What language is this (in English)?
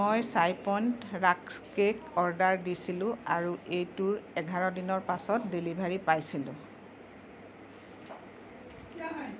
Assamese